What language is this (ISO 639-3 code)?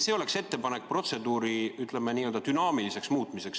est